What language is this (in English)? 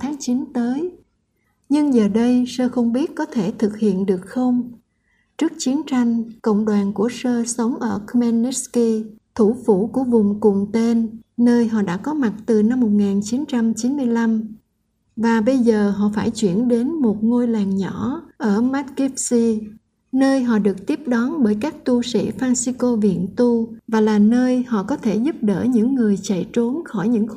Vietnamese